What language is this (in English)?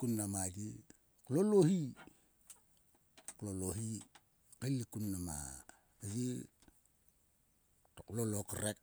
Sulka